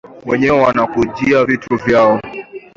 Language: Swahili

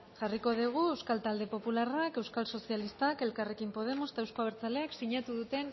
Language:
Basque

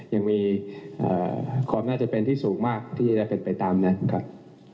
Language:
Thai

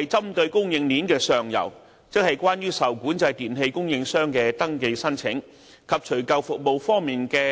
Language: Cantonese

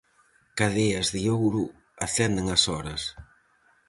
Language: Galician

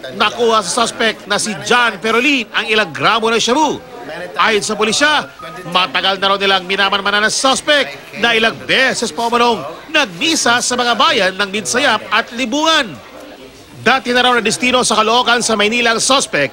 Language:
Filipino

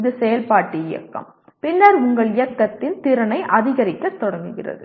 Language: Tamil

